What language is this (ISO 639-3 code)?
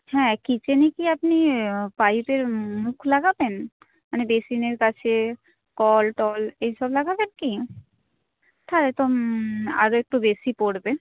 ben